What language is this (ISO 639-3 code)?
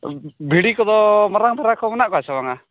sat